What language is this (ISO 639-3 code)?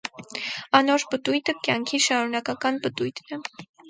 hye